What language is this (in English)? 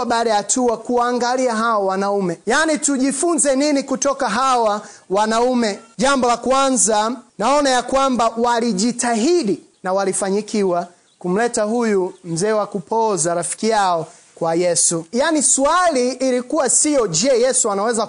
Swahili